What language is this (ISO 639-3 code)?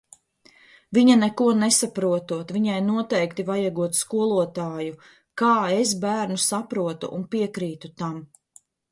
lav